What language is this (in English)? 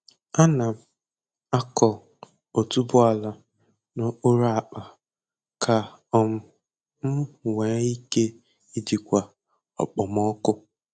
Igbo